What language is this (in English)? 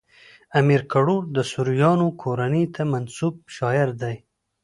Pashto